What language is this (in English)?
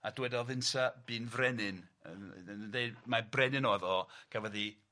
Welsh